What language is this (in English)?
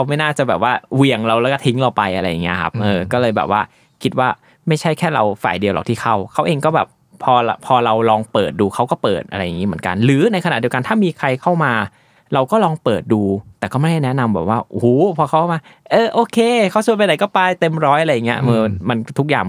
Thai